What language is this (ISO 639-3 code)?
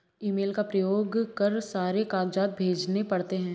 hin